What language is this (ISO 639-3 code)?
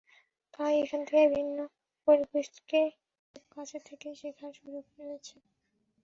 ben